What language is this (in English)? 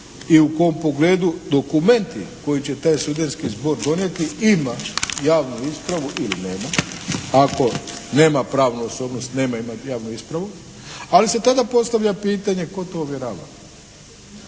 Croatian